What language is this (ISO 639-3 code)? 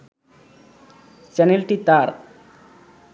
ben